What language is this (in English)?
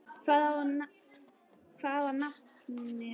Icelandic